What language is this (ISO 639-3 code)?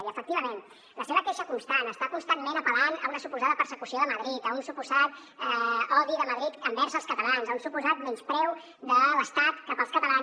cat